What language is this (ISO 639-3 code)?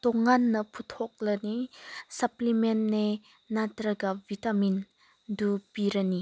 mni